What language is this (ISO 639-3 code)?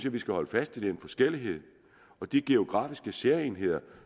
dan